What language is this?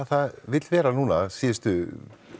Icelandic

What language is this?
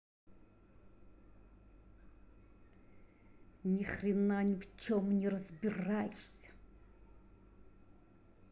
Russian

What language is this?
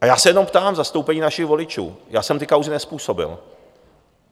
Czech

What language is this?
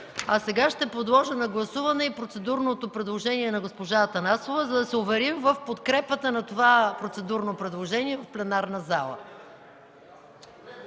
Bulgarian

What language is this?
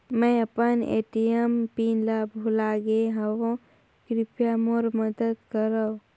Chhattisgarhi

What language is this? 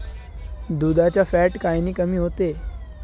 Marathi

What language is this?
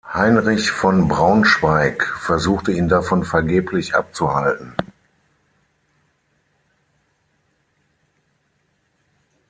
German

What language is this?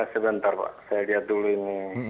Indonesian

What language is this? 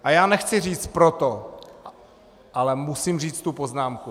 Czech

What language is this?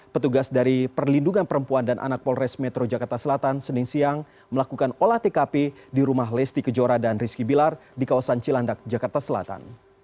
Indonesian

